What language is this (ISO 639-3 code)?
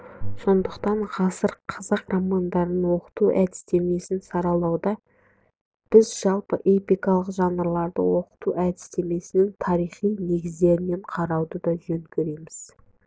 kaz